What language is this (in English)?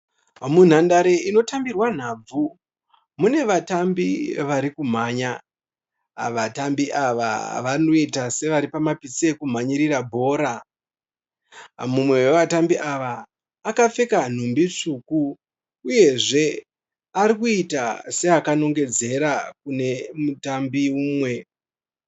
Shona